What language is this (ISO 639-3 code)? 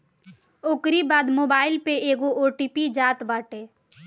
bho